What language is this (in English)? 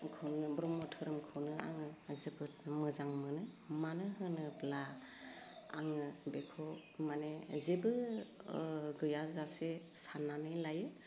Bodo